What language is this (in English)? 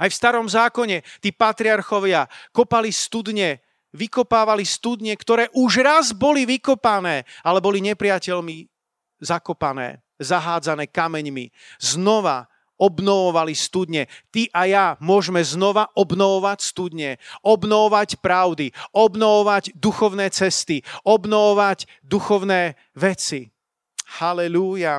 Slovak